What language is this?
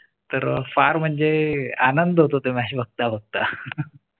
Marathi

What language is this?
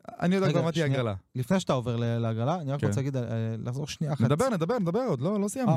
Hebrew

